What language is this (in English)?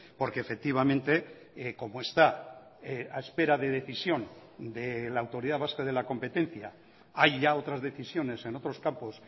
Spanish